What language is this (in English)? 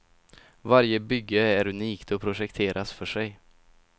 Swedish